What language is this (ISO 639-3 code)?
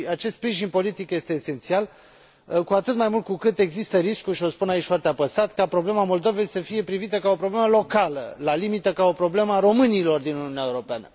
ron